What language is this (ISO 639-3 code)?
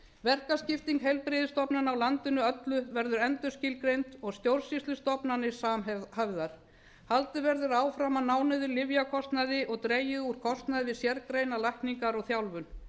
isl